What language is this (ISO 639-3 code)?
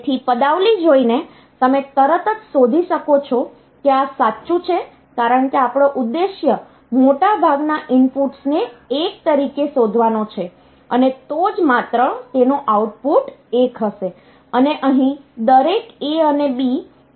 guj